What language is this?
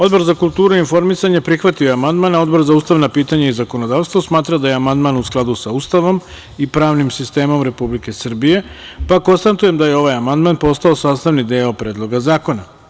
Serbian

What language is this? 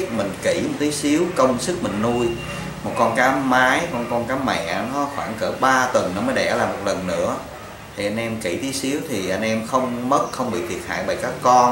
Vietnamese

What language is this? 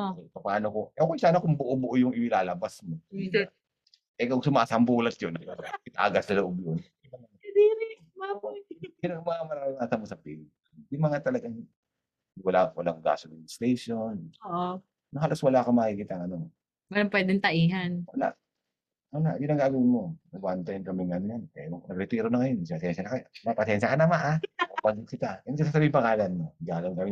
Filipino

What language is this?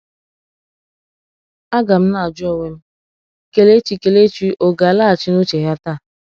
Igbo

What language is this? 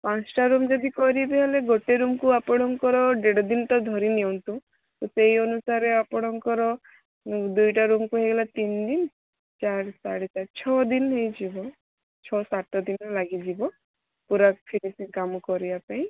Odia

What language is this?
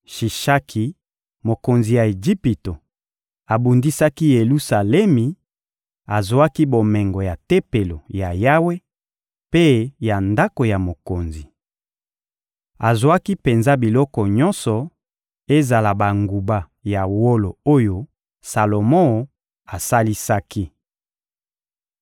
Lingala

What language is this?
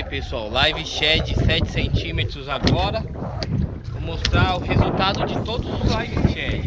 Portuguese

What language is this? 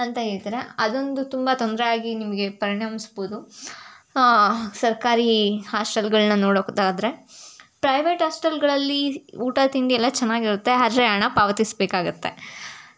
Kannada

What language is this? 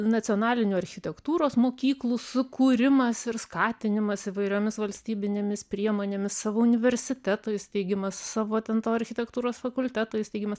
Lithuanian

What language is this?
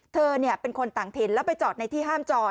Thai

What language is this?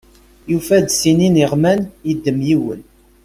Kabyle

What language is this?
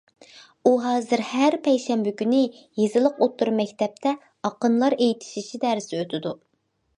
Uyghur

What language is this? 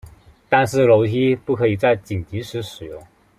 Chinese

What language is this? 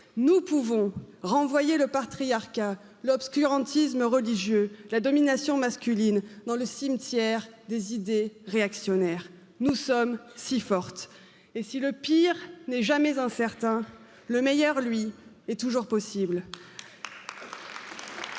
French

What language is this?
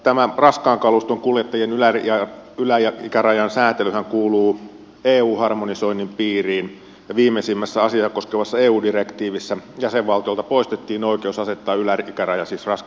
Finnish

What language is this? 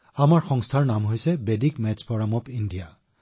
Assamese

